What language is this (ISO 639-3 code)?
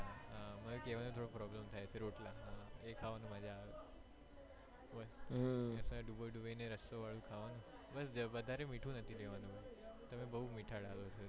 guj